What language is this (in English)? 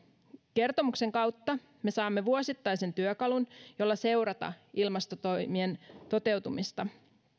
Finnish